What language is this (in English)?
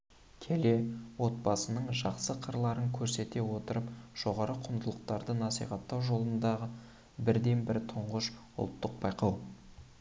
Kazakh